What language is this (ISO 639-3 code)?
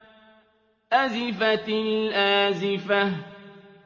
ara